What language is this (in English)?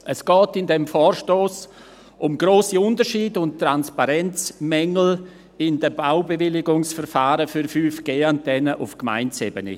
Swiss German